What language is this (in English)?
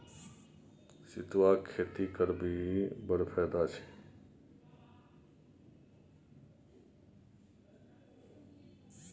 Maithili